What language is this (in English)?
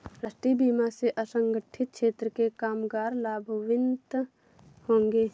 Hindi